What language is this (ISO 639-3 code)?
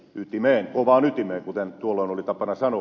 fin